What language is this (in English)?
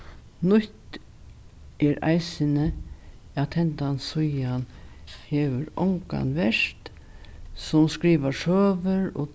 Faroese